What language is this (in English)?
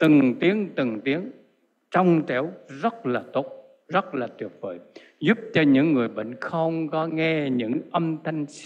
Vietnamese